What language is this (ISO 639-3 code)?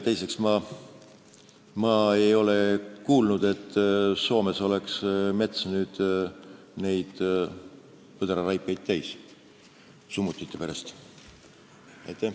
est